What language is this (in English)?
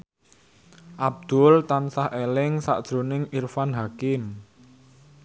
Javanese